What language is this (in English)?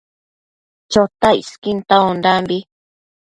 Matsés